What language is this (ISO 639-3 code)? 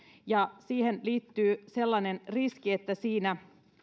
fin